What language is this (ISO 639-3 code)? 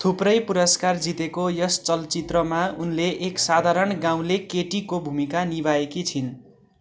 nep